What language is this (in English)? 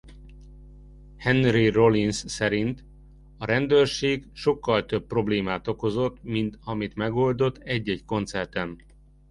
Hungarian